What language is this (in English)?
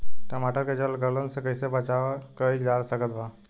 Bhojpuri